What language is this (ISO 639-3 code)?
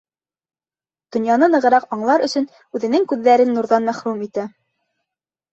bak